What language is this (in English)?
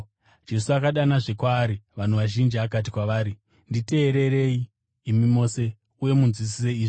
Shona